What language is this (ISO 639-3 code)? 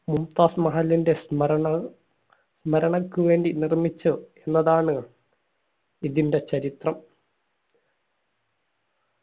mal